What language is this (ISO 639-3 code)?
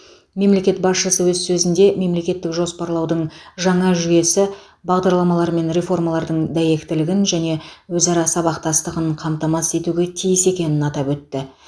kaz